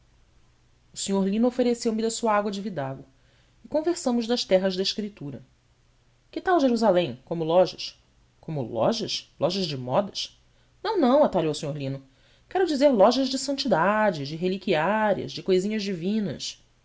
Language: Portuguese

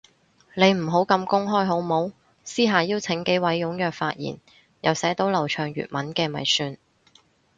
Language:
Cantonese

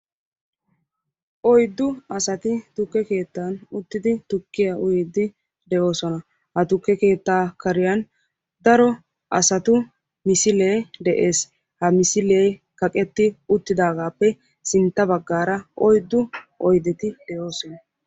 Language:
Wolaytta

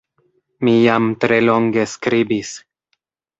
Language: Esperanto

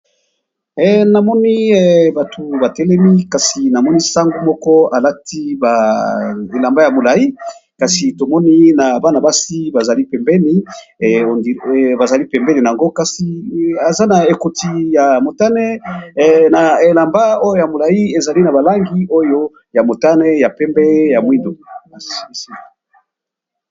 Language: Lingala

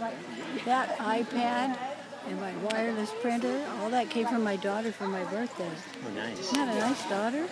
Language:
English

